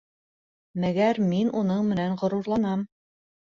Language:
Bashkir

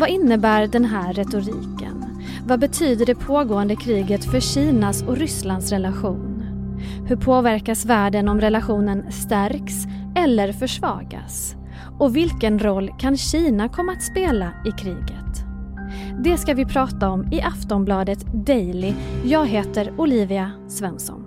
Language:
Swedish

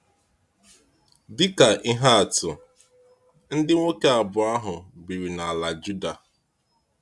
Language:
Igbo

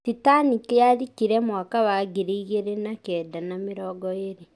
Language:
Kikuyu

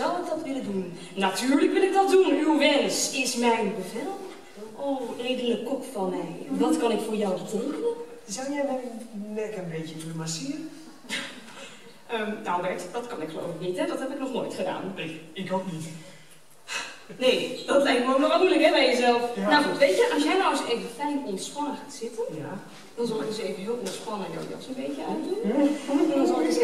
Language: Dutch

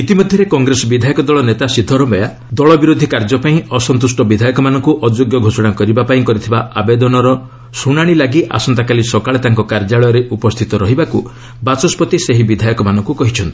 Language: Odia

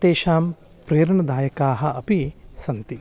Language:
Sanskrit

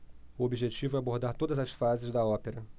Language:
Portuguese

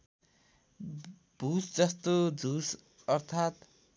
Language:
Nepali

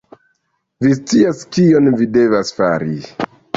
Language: Esperanto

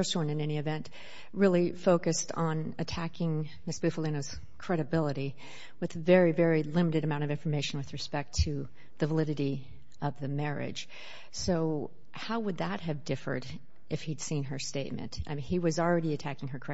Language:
English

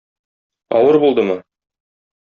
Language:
Tatar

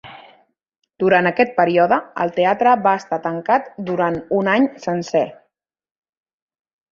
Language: Catalan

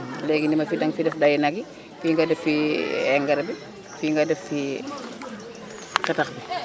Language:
Wolof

